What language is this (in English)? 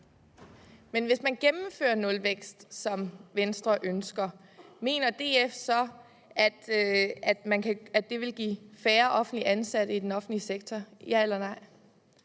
Danish